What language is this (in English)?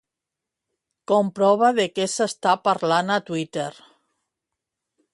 Catalan